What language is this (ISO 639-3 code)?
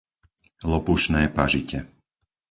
slk